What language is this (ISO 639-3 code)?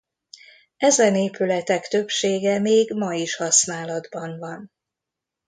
hun